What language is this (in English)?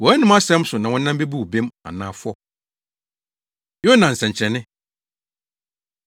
Akan